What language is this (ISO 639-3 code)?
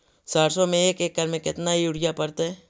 mag